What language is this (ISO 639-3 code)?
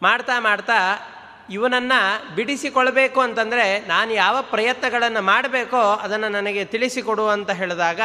kan